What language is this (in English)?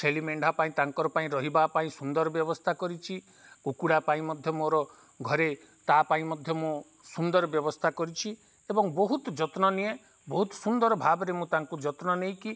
Odia